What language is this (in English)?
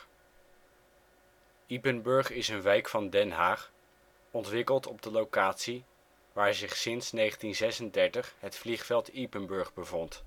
Dutch